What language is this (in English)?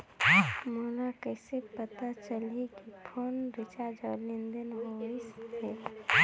Chhattisgarhi